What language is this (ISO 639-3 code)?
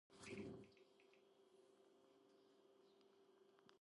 kat